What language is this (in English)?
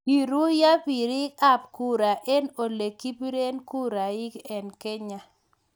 Kalenjin